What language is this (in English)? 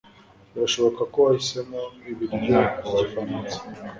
Kinyarwanda